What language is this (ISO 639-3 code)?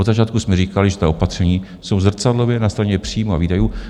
ces